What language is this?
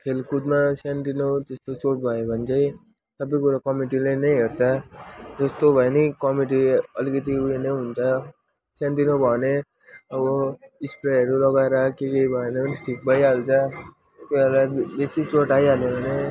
Nepali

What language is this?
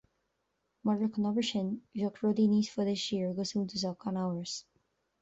Irish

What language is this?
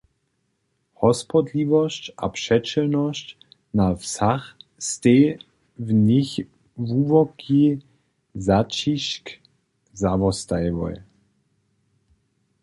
Upper Sorbian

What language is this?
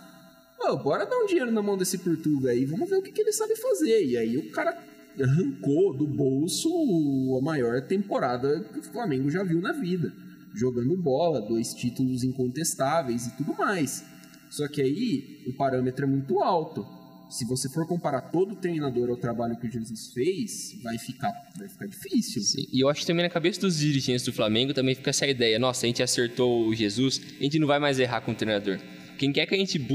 Portuguese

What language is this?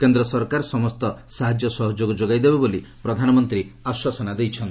Odia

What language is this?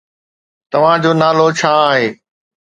Sindhi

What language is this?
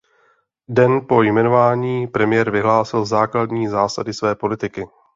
Czech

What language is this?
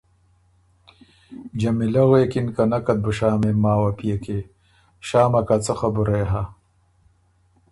Ormuri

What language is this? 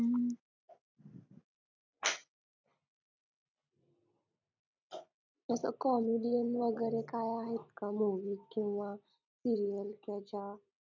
Marathi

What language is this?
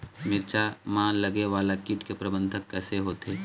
Chhattisgarhi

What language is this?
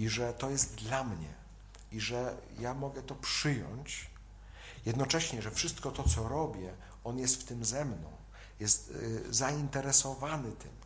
Polish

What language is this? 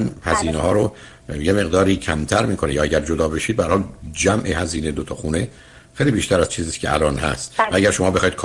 Persian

